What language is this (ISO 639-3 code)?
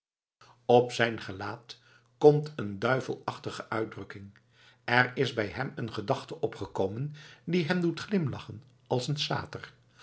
nld